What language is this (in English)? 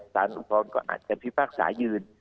Thai